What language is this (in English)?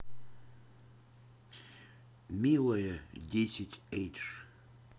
Russian